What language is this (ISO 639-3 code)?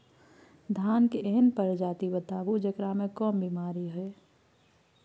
mai